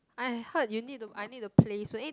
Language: English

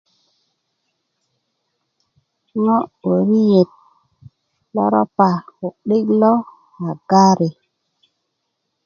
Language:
Kuku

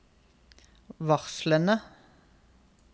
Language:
Norwegian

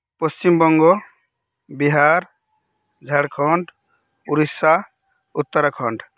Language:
Santali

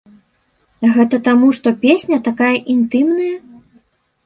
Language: Belarusian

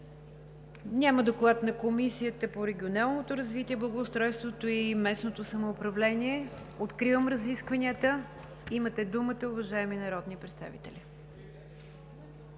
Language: Bulgarian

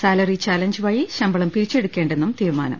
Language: Malayalam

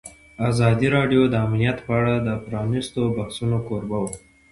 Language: Pashto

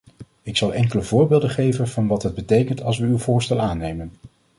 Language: Dutch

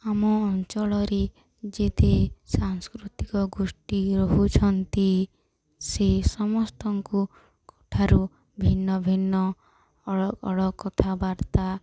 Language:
Odia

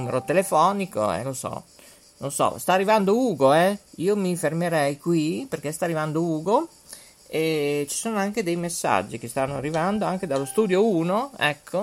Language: Italian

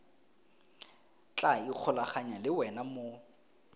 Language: Tswana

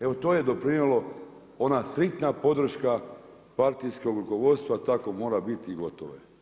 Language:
Croatian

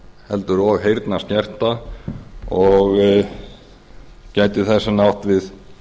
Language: Icelandic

